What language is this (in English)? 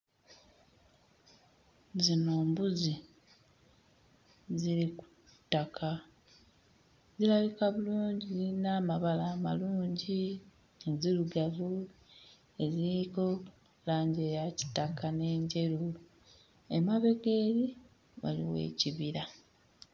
Ganda